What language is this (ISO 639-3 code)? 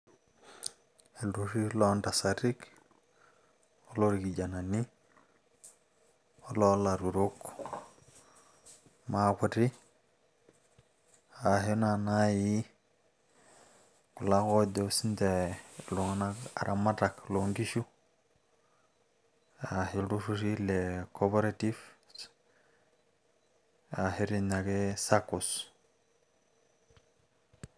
mas